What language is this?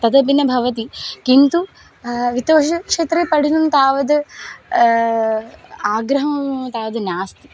Sanskrit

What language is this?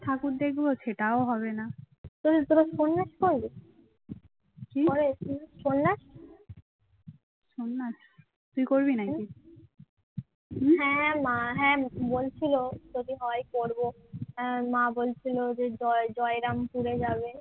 Bangla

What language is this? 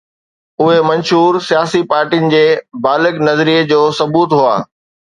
Sindhi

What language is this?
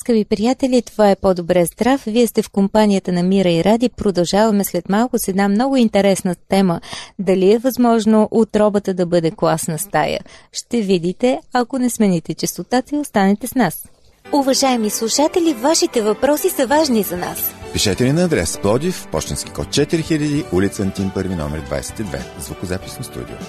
Bulgarian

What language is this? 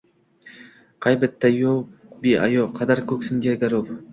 Uzbek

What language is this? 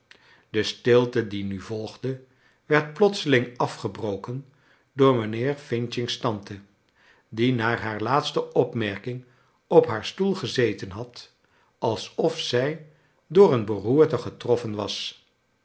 Dutch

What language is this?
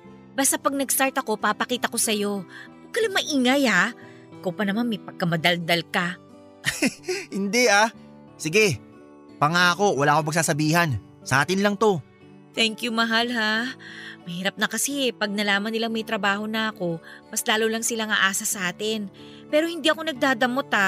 Filipino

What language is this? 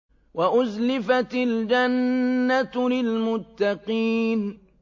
Arabic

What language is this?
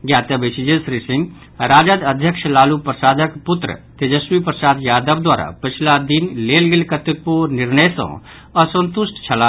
Maithili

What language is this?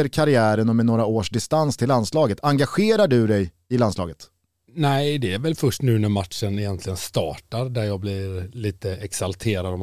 Swedish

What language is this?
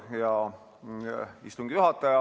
Estonian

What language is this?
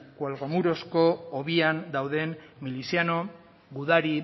Basque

